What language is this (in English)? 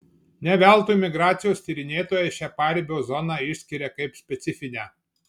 Lithuanian